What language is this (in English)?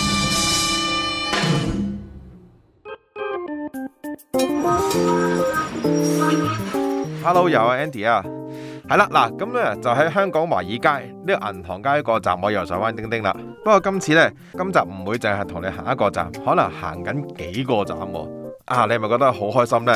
Chinese